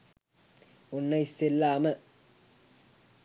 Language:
Sinhala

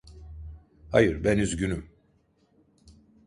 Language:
Turkish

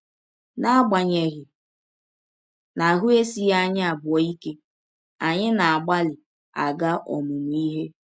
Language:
Igbo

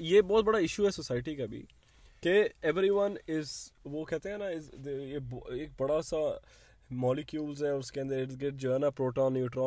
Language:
Urdu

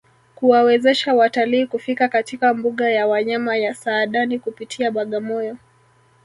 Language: Swahili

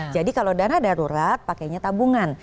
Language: Indonesian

